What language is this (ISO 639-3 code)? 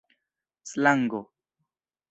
epo